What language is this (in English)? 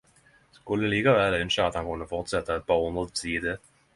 Norwegian Nynorsk